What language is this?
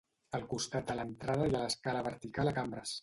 Catalan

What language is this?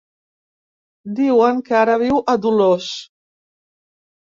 Catalan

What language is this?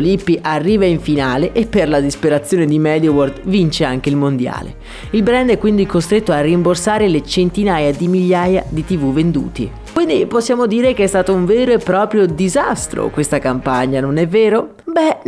Italian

